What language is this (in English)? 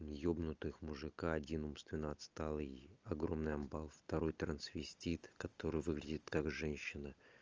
Russian